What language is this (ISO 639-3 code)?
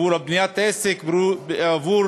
heb